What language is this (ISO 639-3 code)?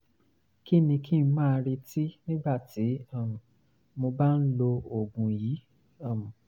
yor